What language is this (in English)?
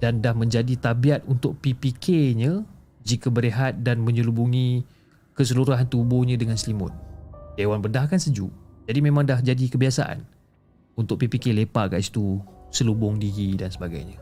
Malay